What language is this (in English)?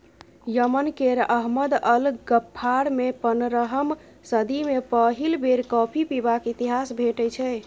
Maithili